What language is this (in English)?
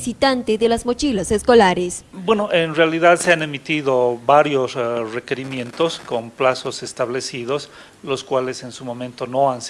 Spanish